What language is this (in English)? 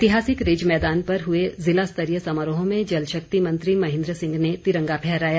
Hindi